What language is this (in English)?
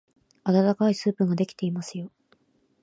Japanese